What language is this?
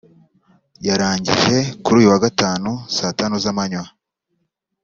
Kinyarwanda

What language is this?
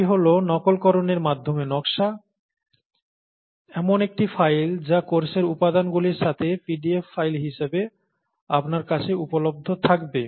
Bangla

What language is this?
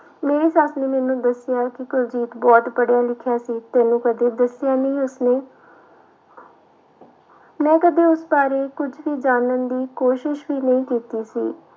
Punjabi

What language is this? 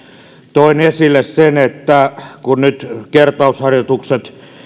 Finnish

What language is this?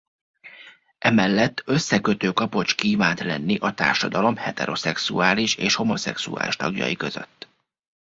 Hungarian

